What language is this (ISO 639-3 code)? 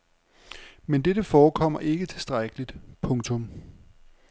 dan